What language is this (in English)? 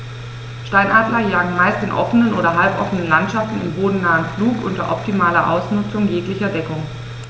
German